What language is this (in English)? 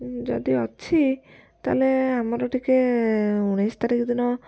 Odia